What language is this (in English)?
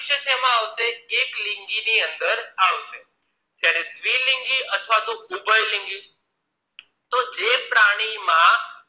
Gujarati